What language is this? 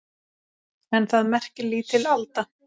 Icelandic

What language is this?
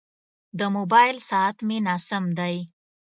Pashto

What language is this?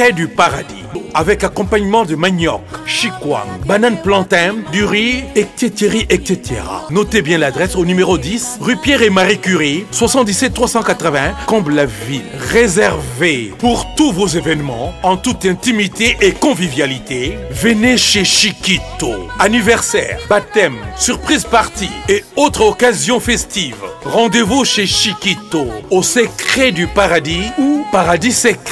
French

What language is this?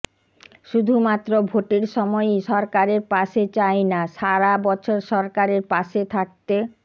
Bangla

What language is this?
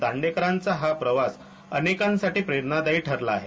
Marathi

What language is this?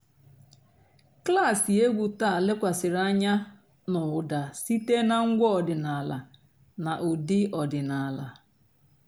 Igbo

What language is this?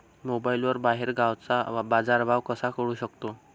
Marathi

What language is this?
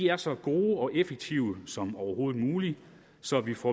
Danish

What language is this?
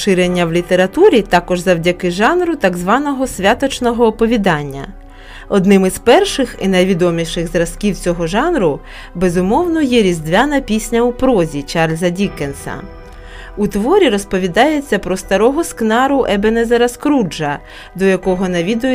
Ukrainian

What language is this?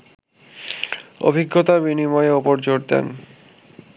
Bangla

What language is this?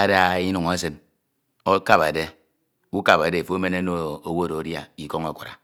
Ito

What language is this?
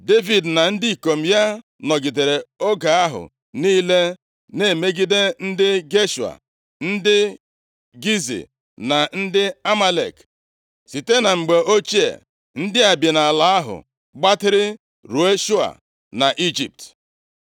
Igbo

